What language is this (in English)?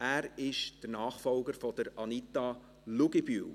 Swiss German